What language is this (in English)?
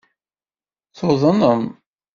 Kabyle